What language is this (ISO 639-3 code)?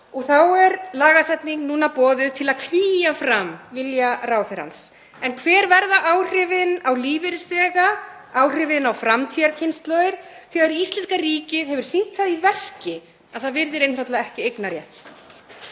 isl